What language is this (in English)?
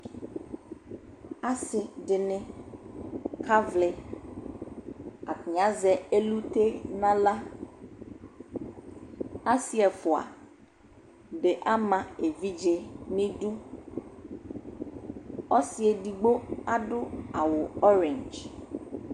Ikposo